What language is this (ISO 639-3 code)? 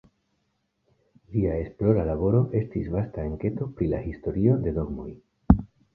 epo